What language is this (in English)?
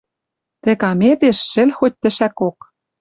Western Mari